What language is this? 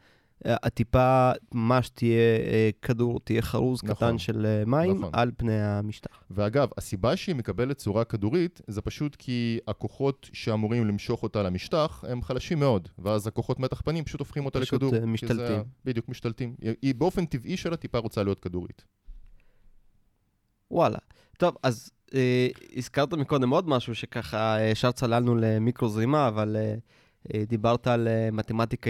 Hebrew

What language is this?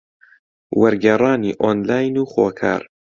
Central Kurdish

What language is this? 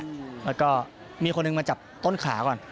Thai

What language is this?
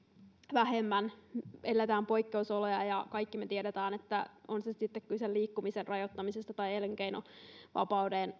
Finnish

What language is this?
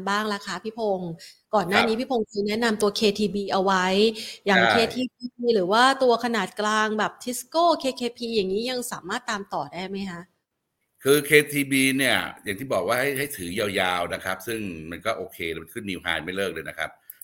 Thai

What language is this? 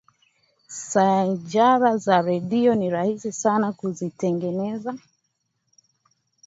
Swahili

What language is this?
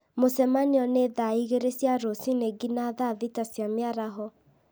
Kikuyu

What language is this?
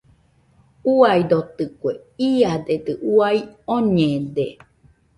Nüpode Huitoto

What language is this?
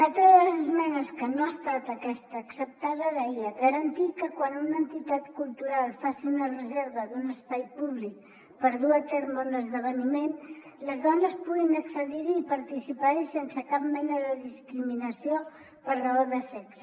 Catalan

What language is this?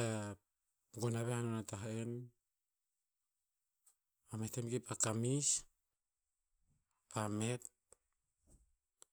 Tinputz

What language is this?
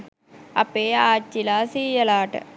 Sinhala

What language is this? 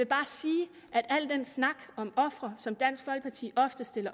Danish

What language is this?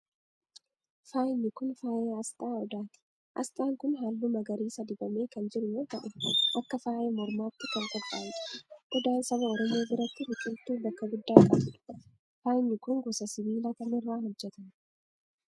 Oromo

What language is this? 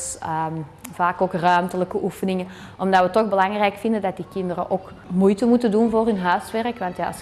Dutch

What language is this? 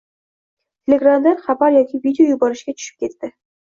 Uzbek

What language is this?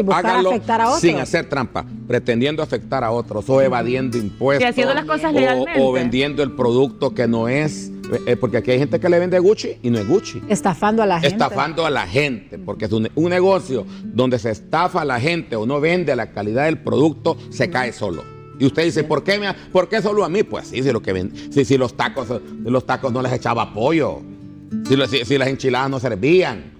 Spanish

